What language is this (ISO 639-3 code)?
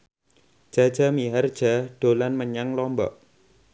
jav